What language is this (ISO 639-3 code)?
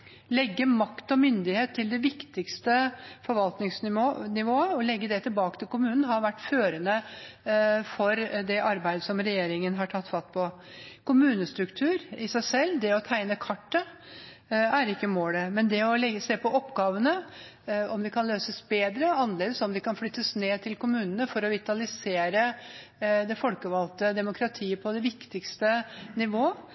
nob